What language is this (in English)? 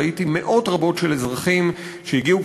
Hebrew